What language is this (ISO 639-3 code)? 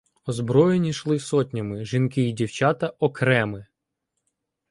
ukr